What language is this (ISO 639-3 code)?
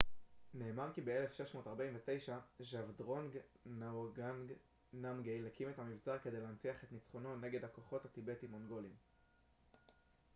heb